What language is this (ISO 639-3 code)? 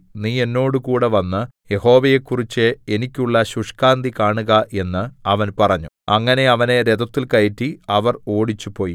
mal